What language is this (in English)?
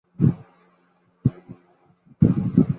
Saraiki